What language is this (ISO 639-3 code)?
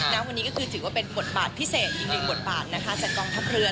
tha